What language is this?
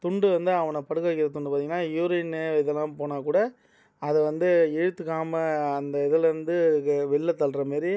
Tamil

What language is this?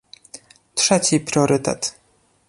Polish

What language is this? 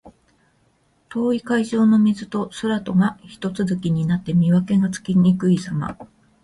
Japanese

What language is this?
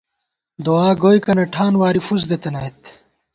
Gawar-Bati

